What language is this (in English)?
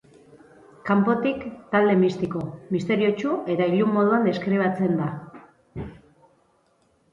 Basque